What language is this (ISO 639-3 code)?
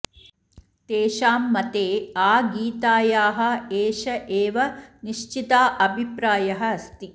san